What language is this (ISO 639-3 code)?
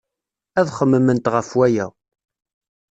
kab